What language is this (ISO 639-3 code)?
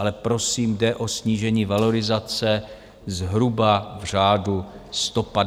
ces